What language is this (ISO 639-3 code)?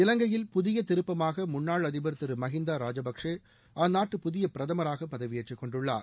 tam